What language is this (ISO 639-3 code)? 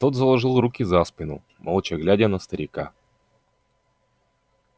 rus